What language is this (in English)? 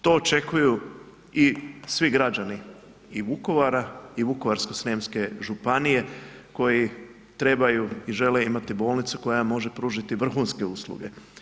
Croatian